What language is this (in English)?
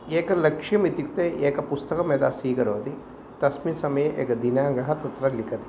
Sanskrit